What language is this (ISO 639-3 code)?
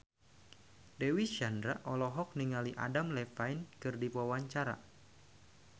sun